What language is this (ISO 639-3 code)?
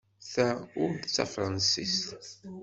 kab